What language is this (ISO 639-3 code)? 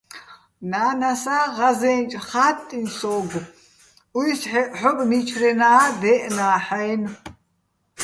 bbl